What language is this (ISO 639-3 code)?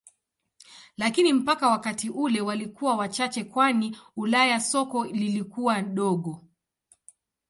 swa